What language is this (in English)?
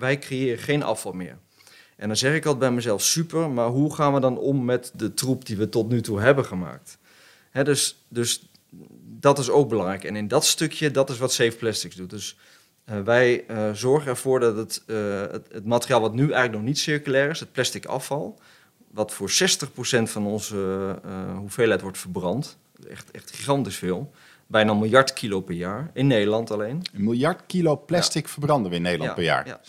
Dutch